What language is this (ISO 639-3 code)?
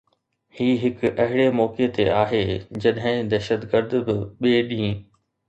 snd